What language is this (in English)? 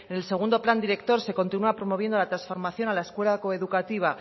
Spanish